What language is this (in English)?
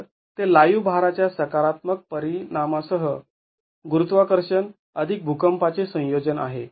Marathi